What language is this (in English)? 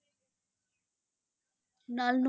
Punjabi